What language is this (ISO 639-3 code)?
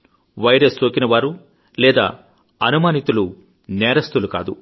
tel